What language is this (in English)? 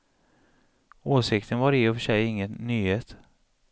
Swedish